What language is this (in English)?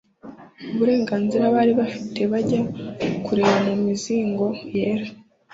Kinyarwanda